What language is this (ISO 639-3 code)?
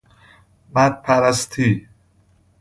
fas